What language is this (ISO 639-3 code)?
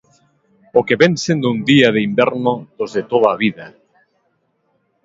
glg